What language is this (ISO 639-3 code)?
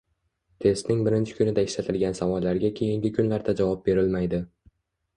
uzb